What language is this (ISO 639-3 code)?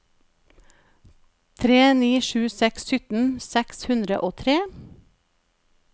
nor